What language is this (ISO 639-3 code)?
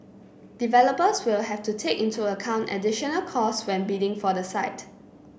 eng